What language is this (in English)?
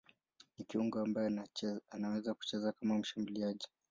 Swahili